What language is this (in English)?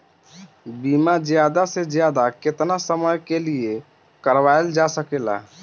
Bhojpuri